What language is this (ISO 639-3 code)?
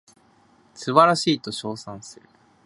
jpn